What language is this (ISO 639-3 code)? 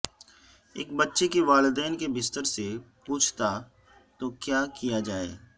urd